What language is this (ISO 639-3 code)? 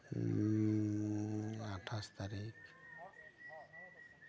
sat